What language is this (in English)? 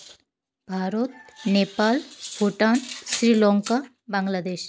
Santali